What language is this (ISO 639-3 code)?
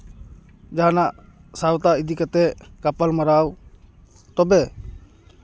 sat